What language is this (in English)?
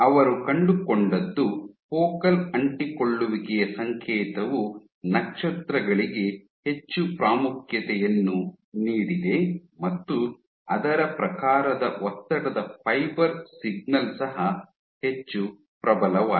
Kannada